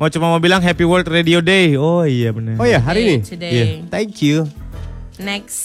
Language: Indonesian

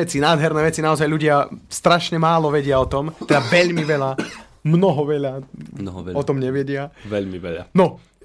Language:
Slovak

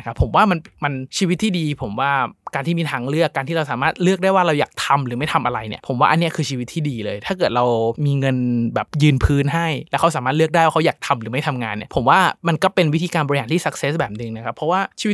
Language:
Thai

